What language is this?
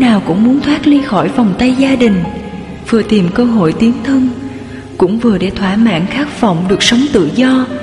Vietnamese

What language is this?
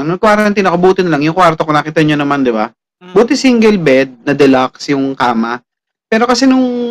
Filipino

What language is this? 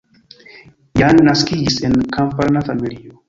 Esperanto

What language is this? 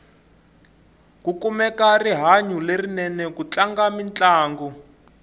Tsonga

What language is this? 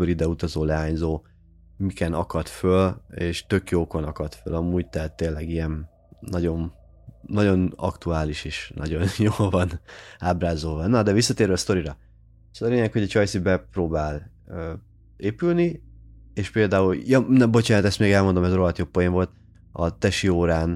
Hungarian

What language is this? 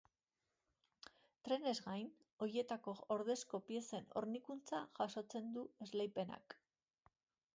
Basque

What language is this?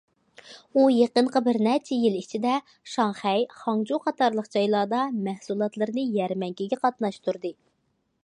Uyghur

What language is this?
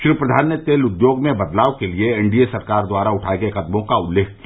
Hindi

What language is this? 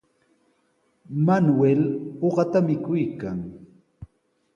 Sihuas Ancash Quechua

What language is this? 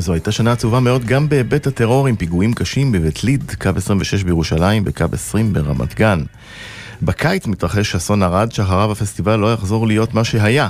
Hebrew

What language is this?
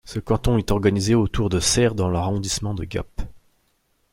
French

